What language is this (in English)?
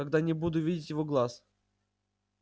Russian